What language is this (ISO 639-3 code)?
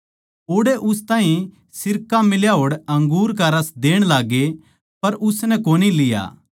bgc